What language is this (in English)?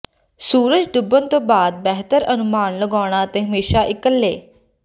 Punjabi